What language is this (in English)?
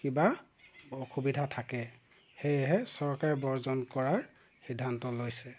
Assamese